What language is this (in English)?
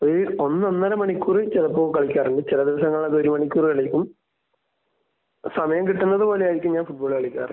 Malayalam